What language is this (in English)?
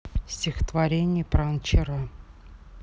Russian